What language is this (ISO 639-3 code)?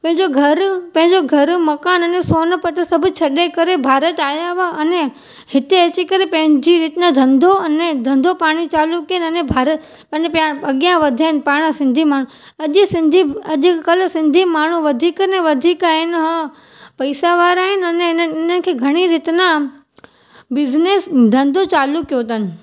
snd